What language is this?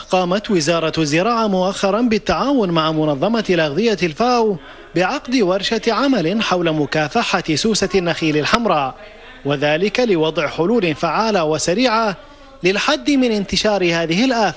Arabic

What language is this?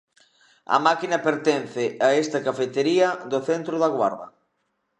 Galician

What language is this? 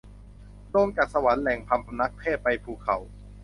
Thai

